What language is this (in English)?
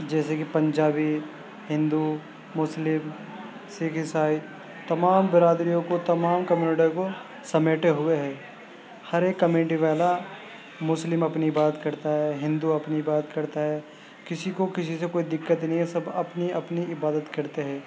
Urdu